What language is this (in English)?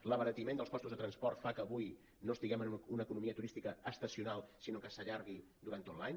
Catalan